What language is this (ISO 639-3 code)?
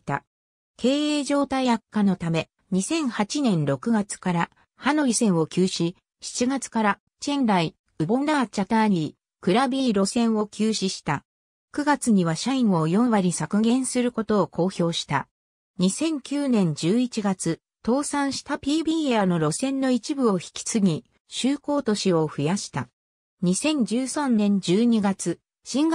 jpn